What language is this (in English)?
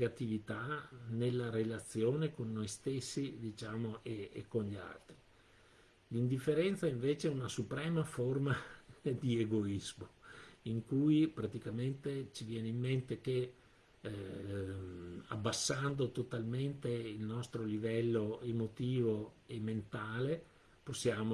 Italian